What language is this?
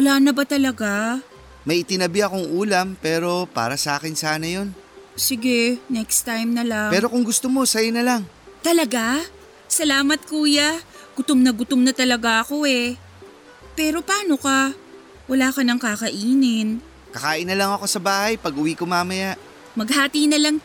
Filipino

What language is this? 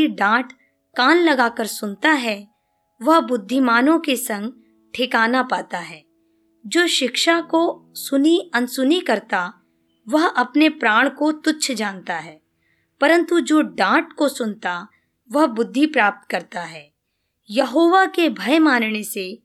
Hindi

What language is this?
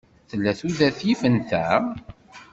Kabyle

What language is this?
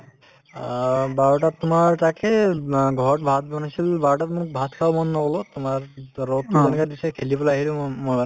Assamese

